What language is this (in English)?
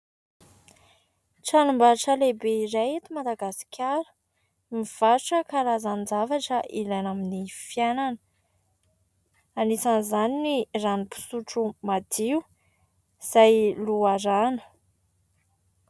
Malagasy